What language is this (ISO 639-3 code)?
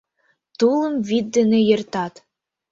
chm